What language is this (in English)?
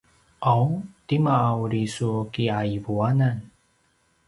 Paiwan